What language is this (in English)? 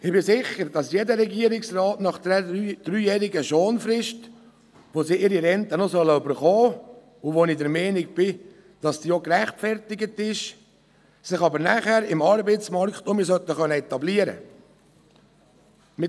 Swiss German